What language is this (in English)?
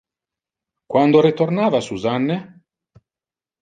Interlingua